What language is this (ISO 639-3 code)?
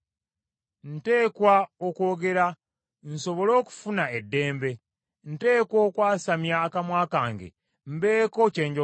lug